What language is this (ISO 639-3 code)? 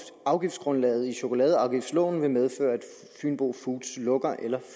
dan